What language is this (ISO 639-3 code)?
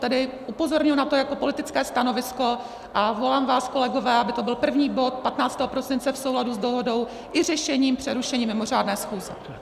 ces